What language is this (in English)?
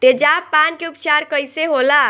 Bhojpuri